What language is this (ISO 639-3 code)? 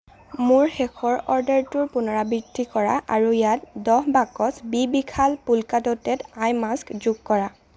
asm